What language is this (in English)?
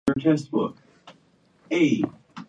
Japanese